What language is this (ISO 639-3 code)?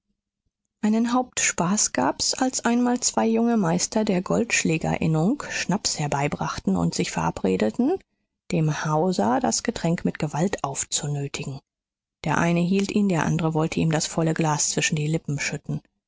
deu